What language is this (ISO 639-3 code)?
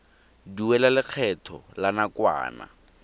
tsn